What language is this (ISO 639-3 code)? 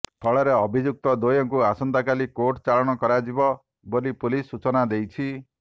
ori